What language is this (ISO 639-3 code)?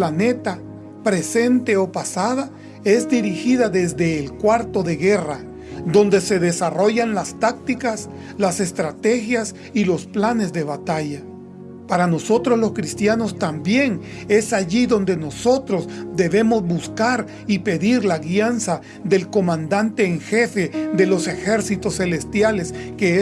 spa